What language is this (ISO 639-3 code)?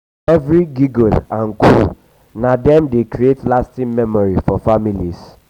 pcm